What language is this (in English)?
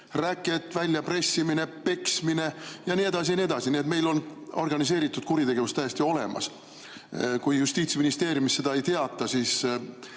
Estonian